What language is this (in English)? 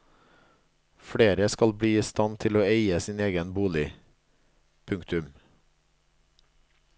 Norwegian